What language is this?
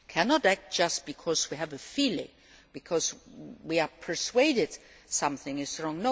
English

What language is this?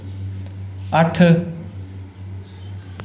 Dogri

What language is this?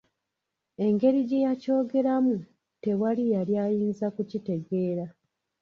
Ganda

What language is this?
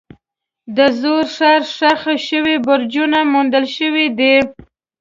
Pashto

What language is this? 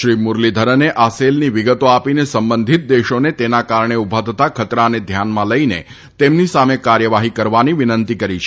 Gujarati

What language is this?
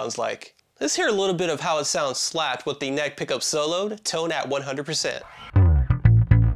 English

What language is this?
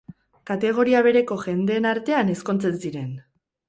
Basque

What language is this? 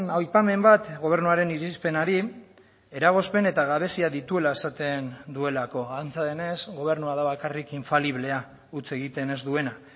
Basque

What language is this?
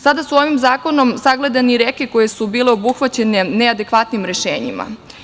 Serbian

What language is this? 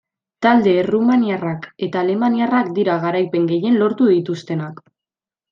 Basque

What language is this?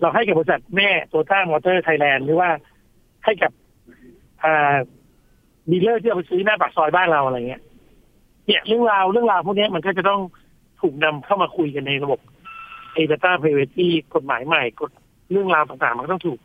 Thai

